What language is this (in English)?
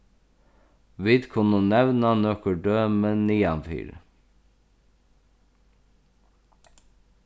Faroese